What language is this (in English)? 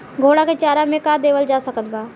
Bhojpuri